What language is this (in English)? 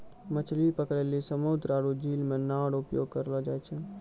Maithili